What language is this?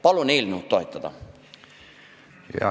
Estonian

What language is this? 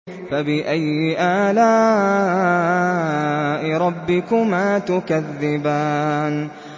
Arabic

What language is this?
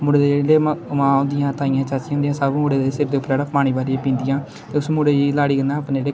Dogri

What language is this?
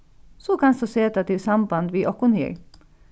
Faroese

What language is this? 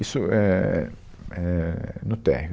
Portuguese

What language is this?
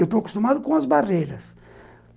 Portuguese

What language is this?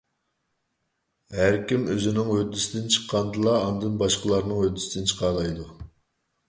Uyghur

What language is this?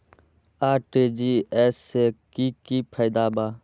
Magahi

